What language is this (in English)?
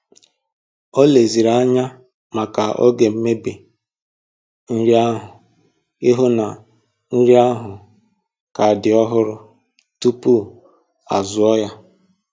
Igbo